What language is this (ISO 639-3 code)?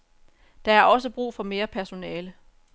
dan